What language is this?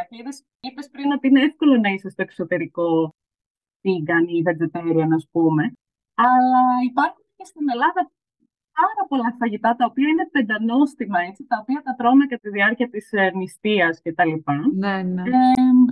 Greek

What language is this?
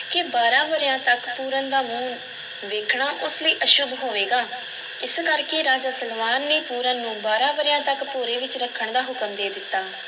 Punjabi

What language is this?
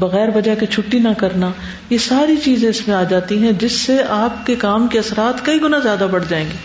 Urdu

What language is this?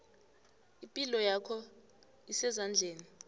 South Ndebele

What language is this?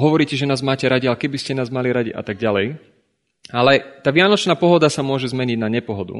Slovak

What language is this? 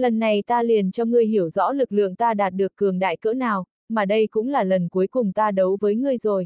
Vietnamese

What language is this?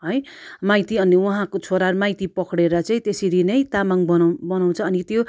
Nepali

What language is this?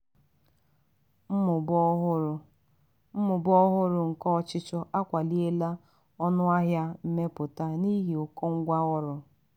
Igbo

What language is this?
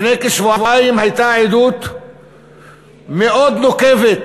Hebrew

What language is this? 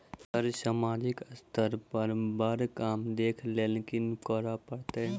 Maithili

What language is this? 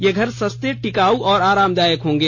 Hindi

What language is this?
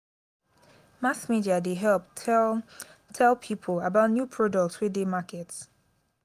Nigerian Pidgin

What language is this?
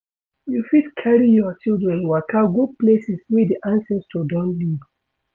Nigerian Pidgin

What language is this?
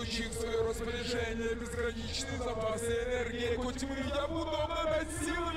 Russian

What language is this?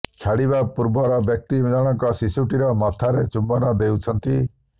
Odia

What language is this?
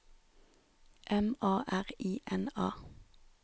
Norwegian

